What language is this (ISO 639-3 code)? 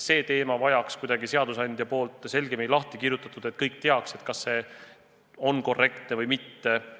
est